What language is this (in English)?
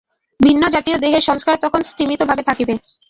Bangla